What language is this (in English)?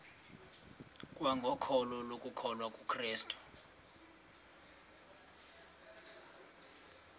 Xhosa